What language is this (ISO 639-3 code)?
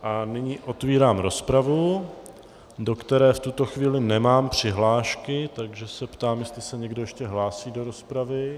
ces